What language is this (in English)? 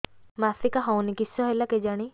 Odia